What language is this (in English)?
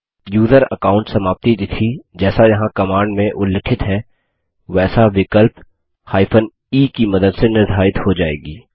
Hindi